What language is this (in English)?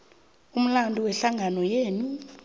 South Ndebele